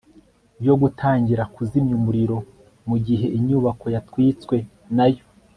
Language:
Kinyarwanda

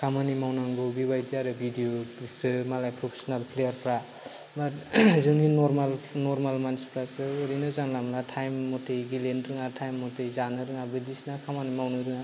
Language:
Bodo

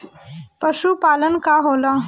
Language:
Bhojpuri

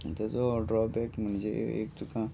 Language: Konkani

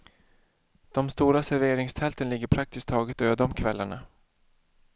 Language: Swedish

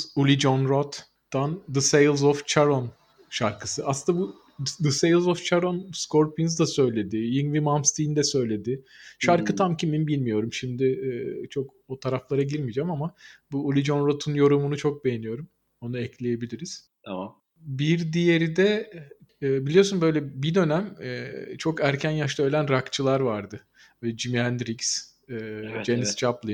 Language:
Turkish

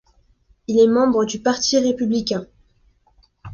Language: French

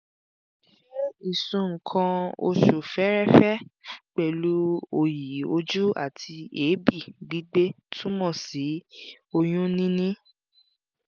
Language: Yoruba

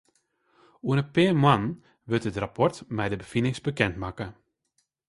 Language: Western Frisian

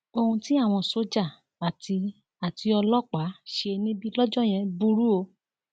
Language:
Yoruba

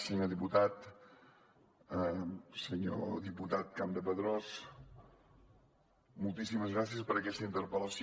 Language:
Catalan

